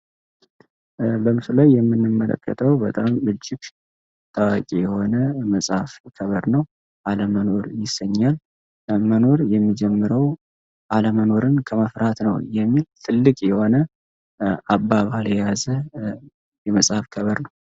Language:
Amharic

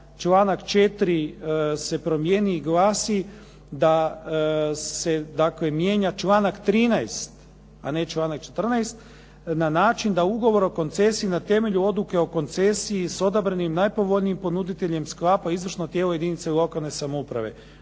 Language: Croatian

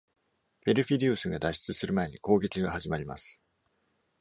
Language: Japanese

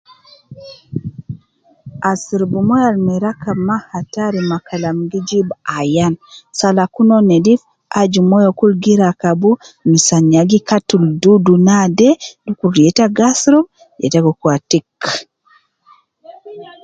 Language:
Nubi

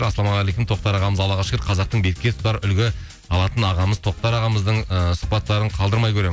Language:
Kazakh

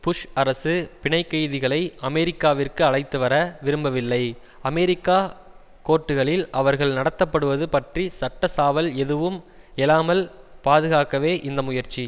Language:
Tamil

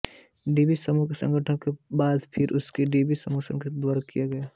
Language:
Hindi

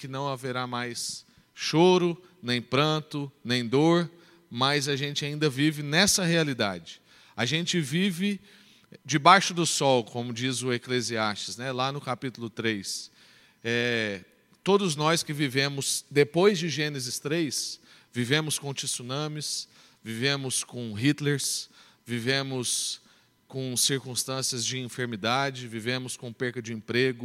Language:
Portuguese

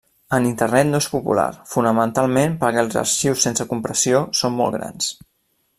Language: Catalan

